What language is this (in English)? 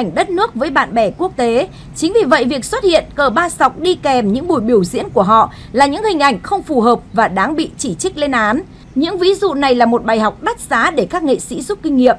Vietnamese